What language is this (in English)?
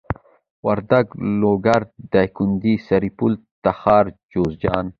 Pashto